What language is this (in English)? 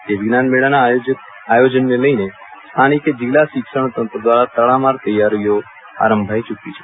Gujarati